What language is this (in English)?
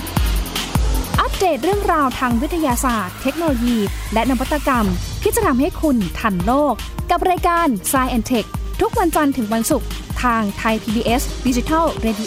Thai